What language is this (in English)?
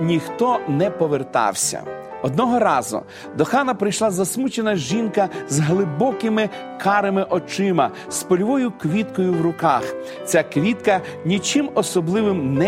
Ukrainian